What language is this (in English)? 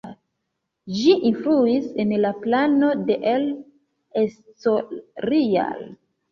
Esperanto